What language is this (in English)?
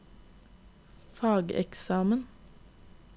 Norwegian